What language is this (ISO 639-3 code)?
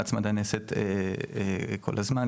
heb